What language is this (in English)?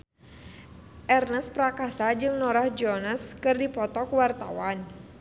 Sundanese